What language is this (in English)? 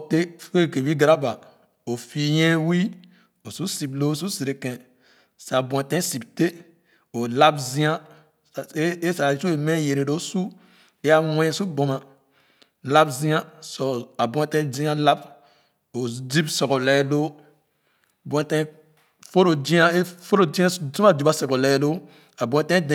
Khana